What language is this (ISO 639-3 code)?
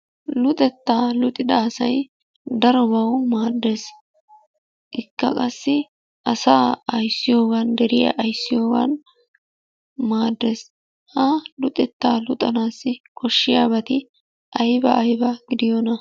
wal